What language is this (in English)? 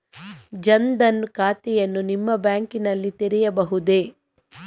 Kannada